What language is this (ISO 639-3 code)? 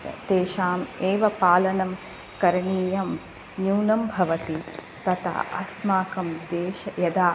san